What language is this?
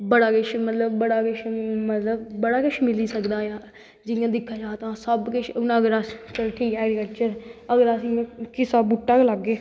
Dogri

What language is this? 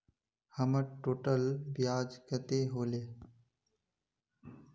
Magahi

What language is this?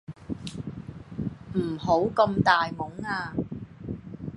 Cantonese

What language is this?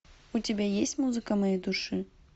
Russian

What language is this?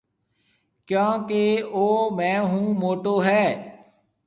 Marwari (Pakistan)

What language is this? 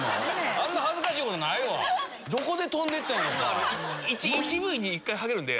Japanese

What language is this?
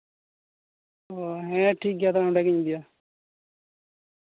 Santali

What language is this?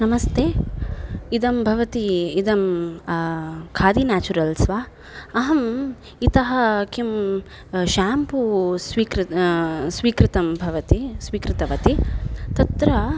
Sanskrit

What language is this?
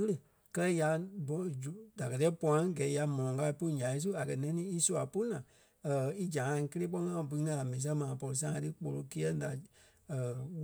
Kpelle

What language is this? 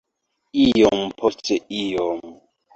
Esperanto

